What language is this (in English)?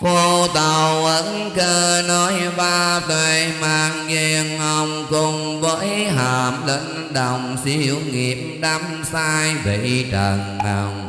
Vietnamese